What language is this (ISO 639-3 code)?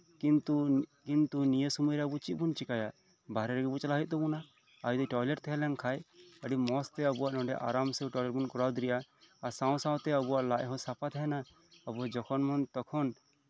sat